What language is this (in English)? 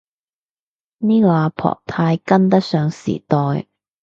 Cantonese